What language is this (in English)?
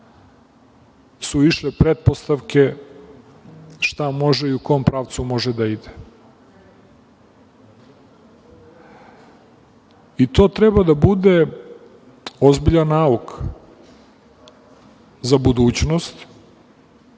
Serbian